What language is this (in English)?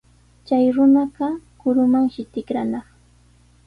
Sihuas Ancash Quechua